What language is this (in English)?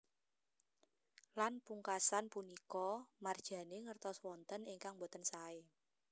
Javanese